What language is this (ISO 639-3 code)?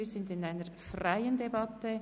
gsw